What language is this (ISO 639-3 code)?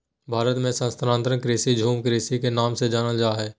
mag